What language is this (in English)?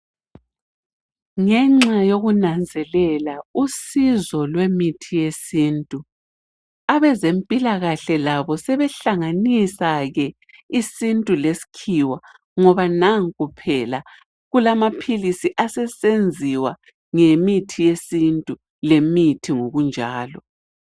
North Ndebele